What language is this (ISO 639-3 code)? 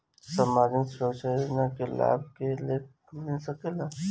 bho